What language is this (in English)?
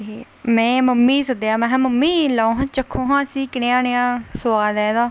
Dogri